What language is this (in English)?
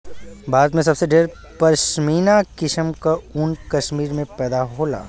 Bhojpuri